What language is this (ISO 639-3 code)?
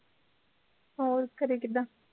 pan